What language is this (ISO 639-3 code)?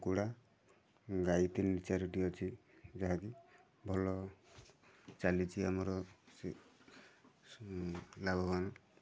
ori